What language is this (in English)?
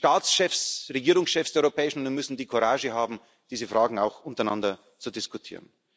German